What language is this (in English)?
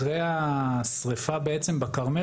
Hebrew